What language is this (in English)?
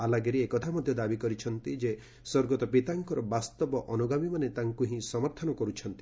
Odia